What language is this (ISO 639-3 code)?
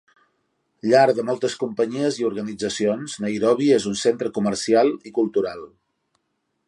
cat